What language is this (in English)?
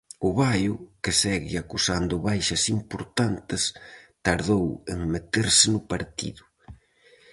Galician